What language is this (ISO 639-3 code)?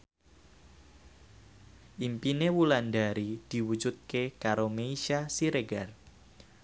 jav